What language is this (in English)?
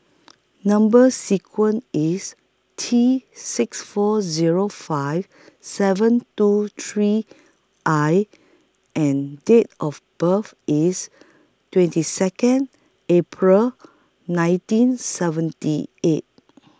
English